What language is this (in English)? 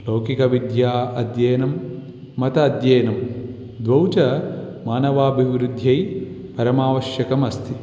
Sanskrit